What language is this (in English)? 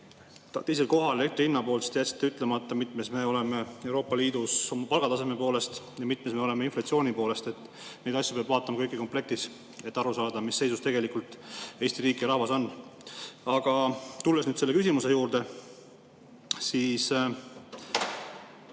Estonian